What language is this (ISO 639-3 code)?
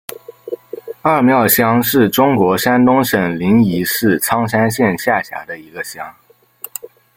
zho